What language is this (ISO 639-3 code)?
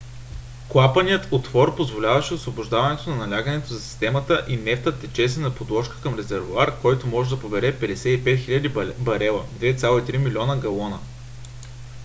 bul